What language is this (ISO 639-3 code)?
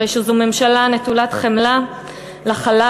heb